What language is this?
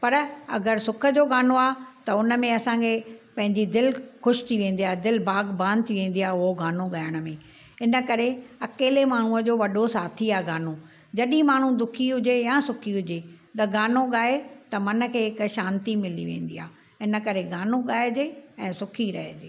Sindhi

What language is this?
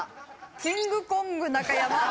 Japanese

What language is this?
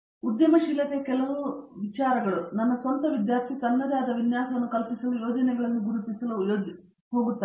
Kannada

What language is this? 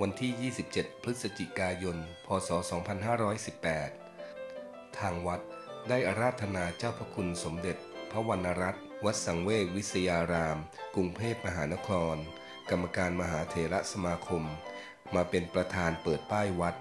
Thai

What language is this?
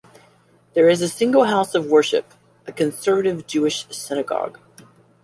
English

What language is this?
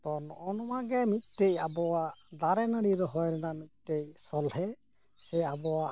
Santali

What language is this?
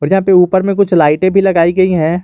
Hindi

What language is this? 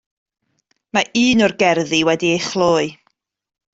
Welsh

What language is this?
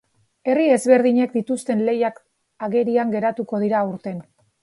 Basque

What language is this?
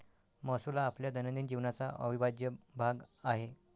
Marathi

